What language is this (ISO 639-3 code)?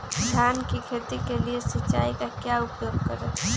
mag